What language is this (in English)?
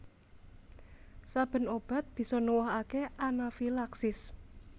Javanese